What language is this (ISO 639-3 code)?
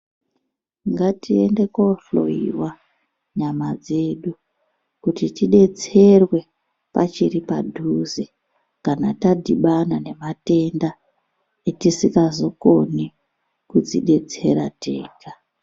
ndc